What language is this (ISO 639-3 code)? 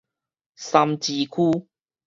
nan